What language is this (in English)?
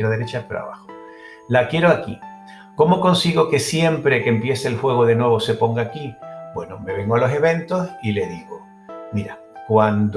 Spanish